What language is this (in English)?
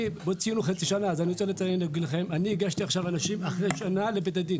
Hebrew